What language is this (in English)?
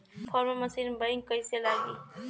Bhojpuri